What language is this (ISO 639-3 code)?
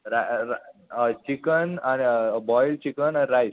kok